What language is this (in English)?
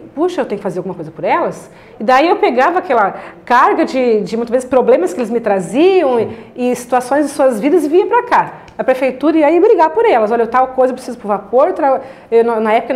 Portuguese